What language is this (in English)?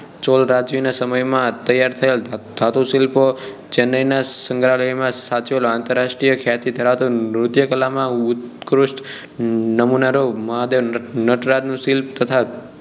Gujarati